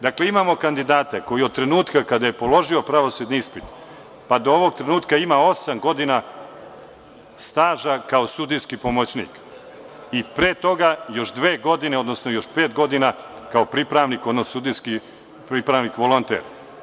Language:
Serbian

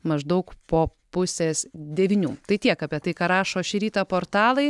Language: Lithuanian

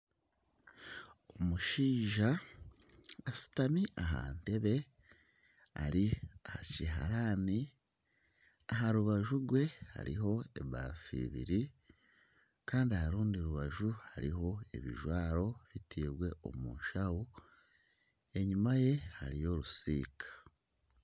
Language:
Nyankole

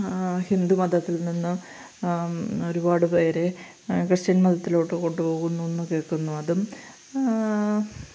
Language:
Malayalam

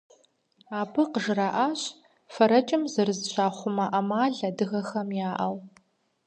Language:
Kabardian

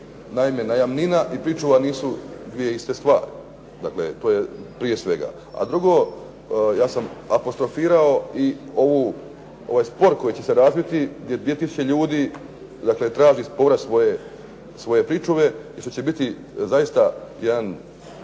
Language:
Croatian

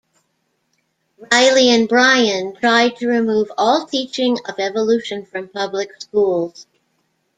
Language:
English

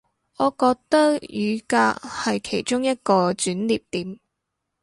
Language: Cantonese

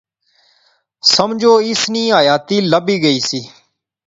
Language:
Pahari-Potwari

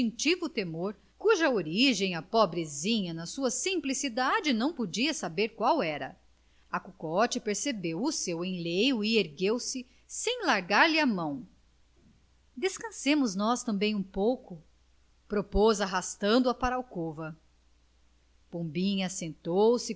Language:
Portuguese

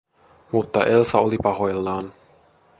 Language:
Finnish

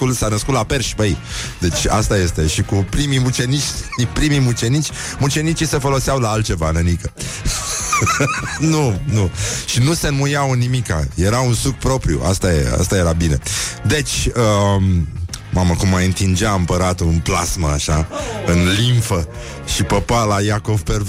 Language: Romanian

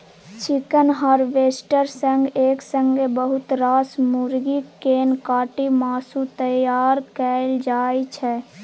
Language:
Maithili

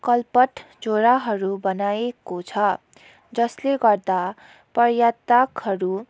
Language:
Nepali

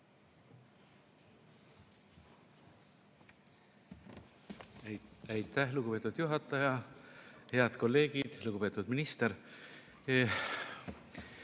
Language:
Estonian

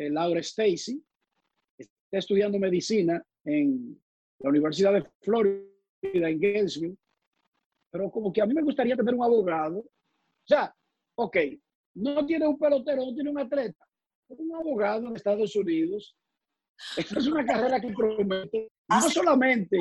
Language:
Spanish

